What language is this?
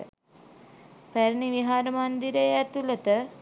Sinhala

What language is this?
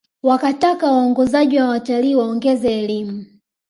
Swahili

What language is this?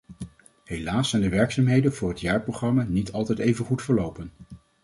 Dutch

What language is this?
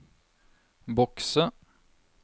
Norwegian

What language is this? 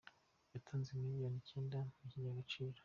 Kinyarwanda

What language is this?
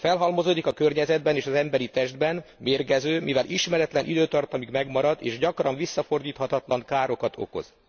Hungarian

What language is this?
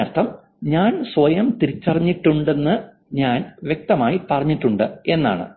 Malayalam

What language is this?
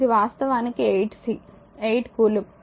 Telugu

